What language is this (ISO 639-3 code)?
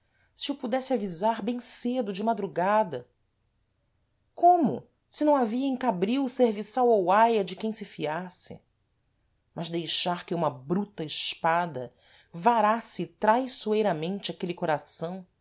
por